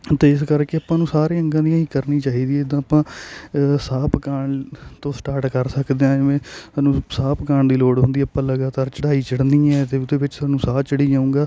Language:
Punjabi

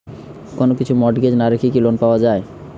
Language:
Bangla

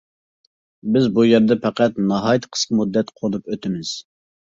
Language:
Uyghur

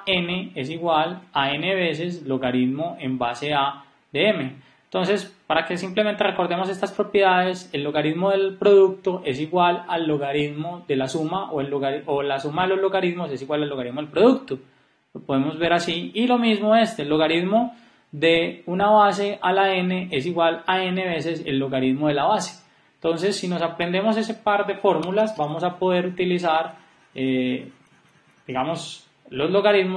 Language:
Spanish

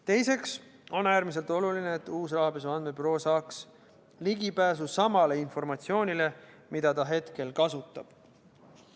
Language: Estonian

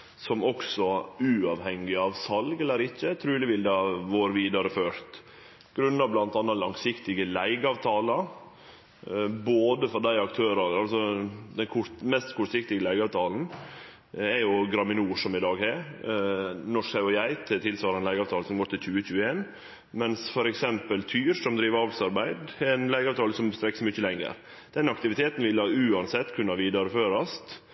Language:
Norwegian Nynorsk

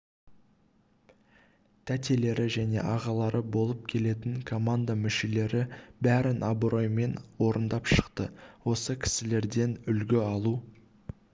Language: Kazakh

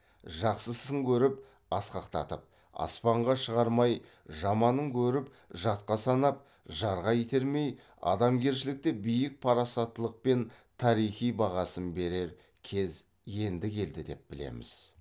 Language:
Kazakh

